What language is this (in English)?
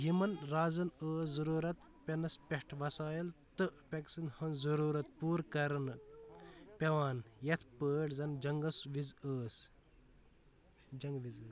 Kashmiri